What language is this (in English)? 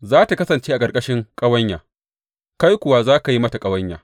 Hausa